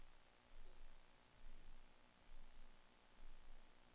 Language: Swedish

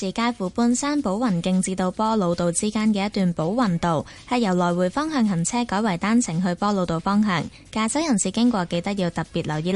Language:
Chinese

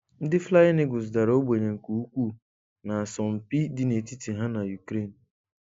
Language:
Igbo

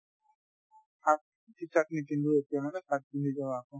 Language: Assamese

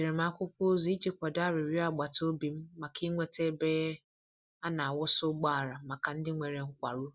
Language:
Igbo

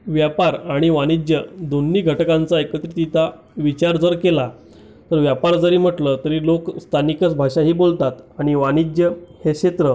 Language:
Marathi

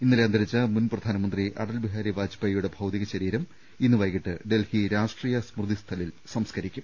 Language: Malayalam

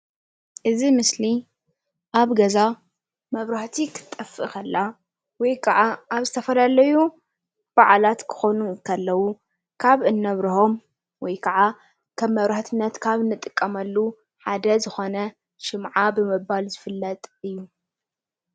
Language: Tigrinya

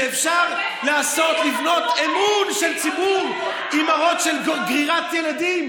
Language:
Hebrew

